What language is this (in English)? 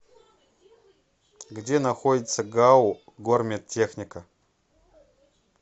Russian